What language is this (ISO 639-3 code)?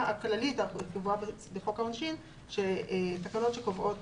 heb